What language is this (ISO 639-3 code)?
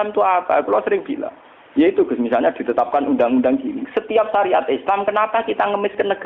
ind